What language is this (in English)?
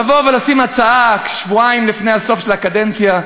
Hebrew